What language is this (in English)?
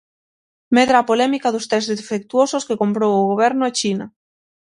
Galician